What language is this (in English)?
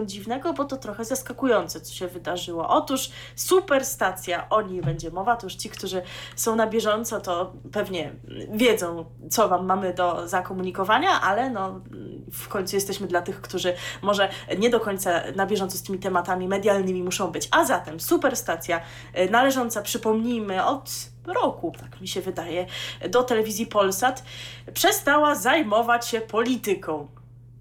Polish